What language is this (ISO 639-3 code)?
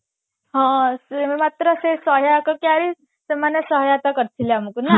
ori